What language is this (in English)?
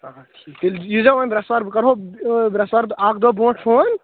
Kashmiri